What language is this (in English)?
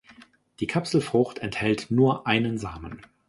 German